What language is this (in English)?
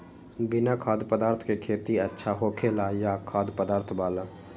Magahi